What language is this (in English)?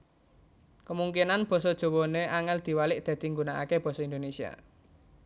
Javanese